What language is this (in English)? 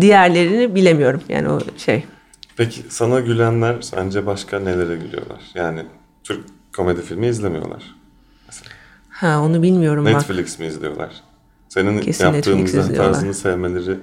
Turkish